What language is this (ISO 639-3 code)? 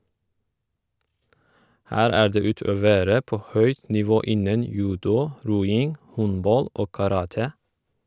nor